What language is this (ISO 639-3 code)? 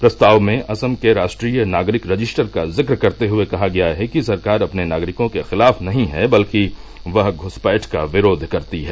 hin